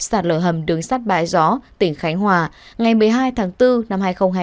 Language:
Vietnamese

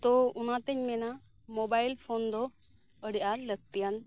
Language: Santali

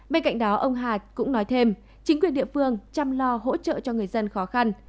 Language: Vietnamese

